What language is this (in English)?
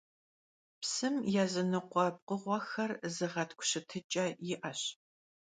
Kabardian